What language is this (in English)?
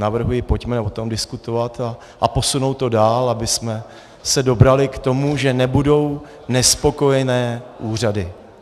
Czech